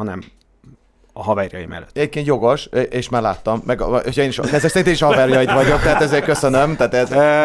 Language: Hungarian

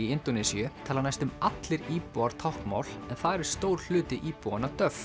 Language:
Icelandic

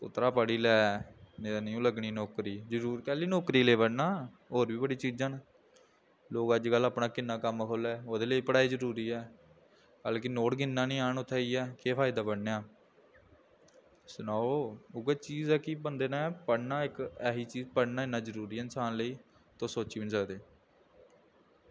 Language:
Dogri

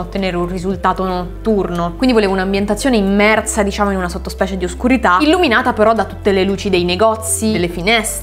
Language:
Italian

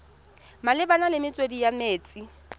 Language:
Tswana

